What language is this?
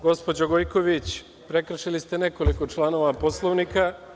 Serbian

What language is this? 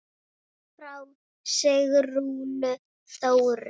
Icelandic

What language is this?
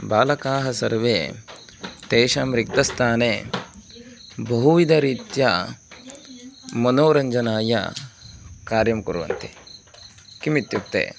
Sanskrit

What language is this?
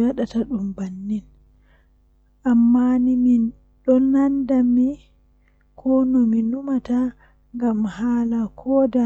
Western Niger Fulfulde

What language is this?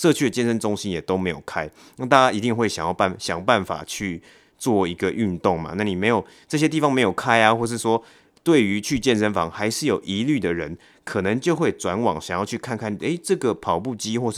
Chinese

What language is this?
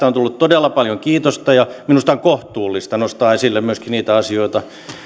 Finnish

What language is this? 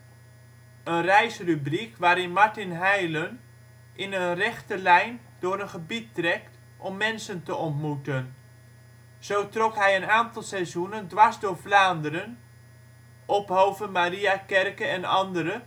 Dutch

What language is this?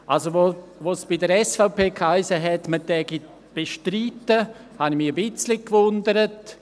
Swiss German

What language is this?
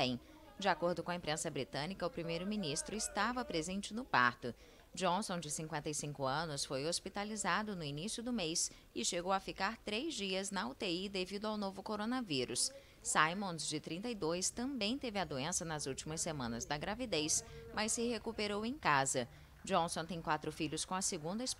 Portuguese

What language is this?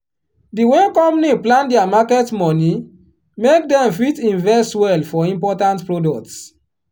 Nigerian Pidgin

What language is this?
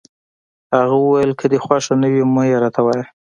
Pashto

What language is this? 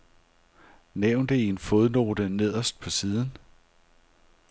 Danish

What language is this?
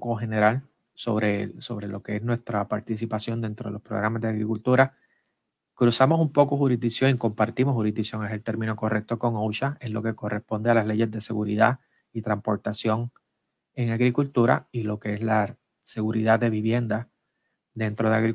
Spanish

